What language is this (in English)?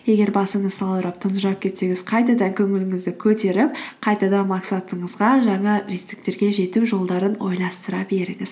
Kazakh